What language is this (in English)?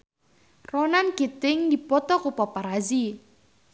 Sundanese